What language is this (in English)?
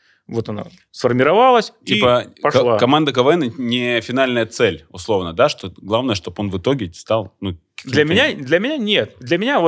Russian